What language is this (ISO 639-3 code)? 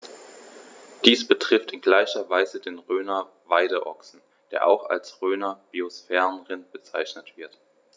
deu